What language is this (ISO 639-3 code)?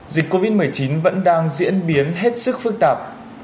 vie